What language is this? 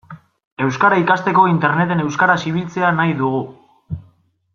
Basque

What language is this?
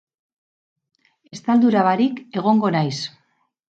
Basque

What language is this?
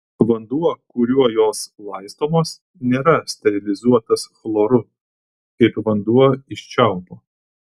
Lithuanian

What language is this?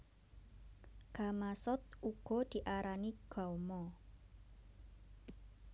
Javanese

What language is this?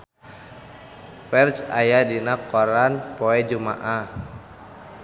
Sundanese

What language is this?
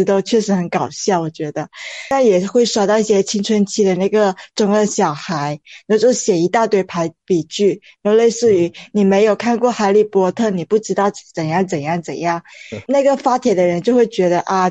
Chinese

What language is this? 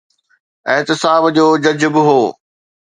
Sindhi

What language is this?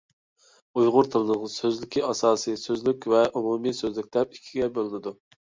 Uyghur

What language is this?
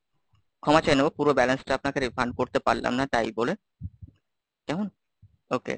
Bangla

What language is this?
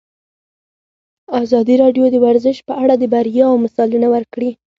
Pashto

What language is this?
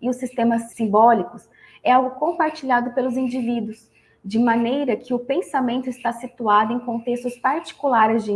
Portuguese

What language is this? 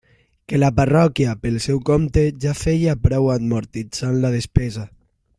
Catalan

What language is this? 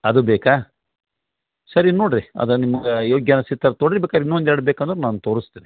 Kannada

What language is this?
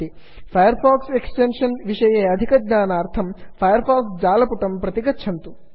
Sanskrit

